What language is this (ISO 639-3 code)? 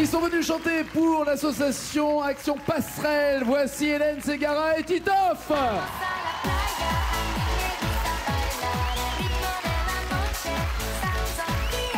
fra